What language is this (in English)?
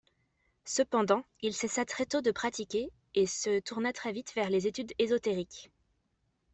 French